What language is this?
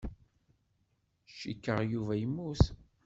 Kabyle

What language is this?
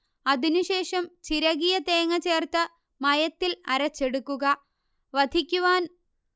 Malayalam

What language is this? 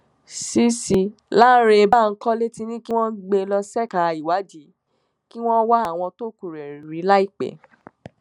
Yoruba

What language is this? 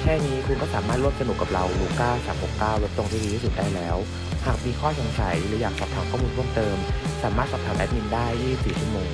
Thai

